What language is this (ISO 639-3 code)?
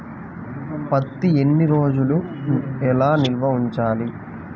tel